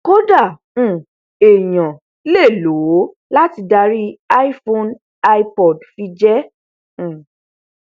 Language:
Yoruba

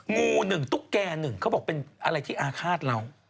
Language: Thai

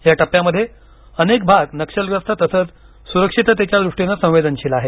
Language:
Marathi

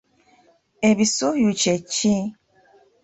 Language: Ganda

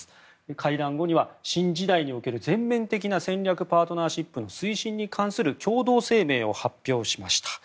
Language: Japanese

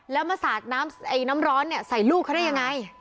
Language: Thai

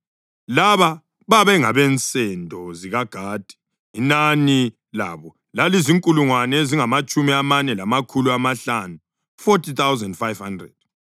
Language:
North Ndebele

